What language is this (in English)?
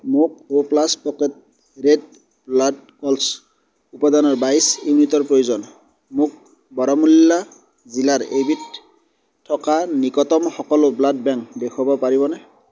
Assamese